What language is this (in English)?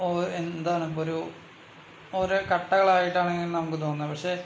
Malayalam